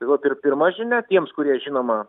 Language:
Lithuanian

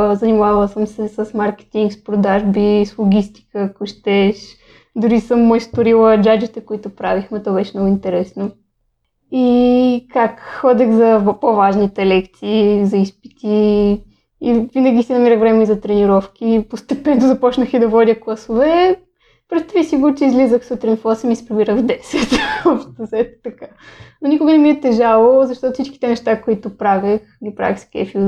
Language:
Bulgarian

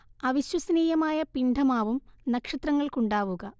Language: Malayalam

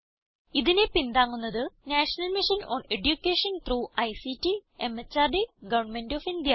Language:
Malayalam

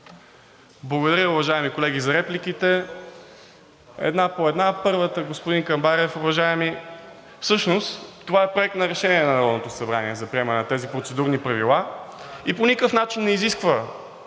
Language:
Bulgarian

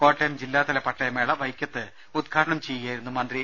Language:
Malayalam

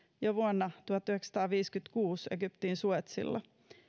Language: Finnish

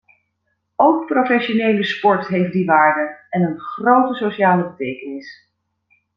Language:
Dutch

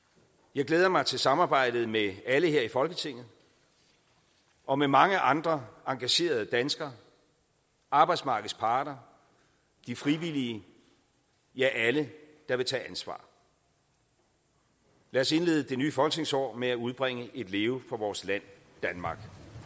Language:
Danish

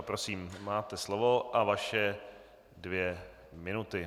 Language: Czech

